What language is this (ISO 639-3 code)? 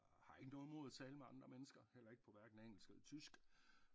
dan